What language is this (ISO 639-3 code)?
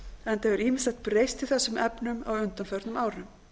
isl